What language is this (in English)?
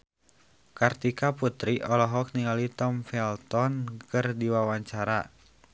Sundanese